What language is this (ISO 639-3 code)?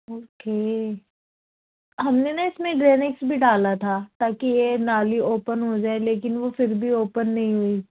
urd